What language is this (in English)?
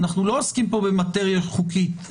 Hebrew